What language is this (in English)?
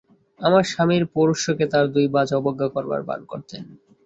Bangla